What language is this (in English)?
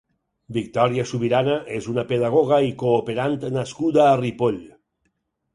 Catalan